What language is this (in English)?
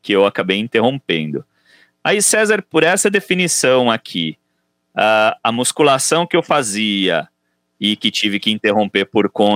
Portuguese